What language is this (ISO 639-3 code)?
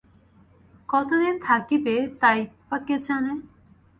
ben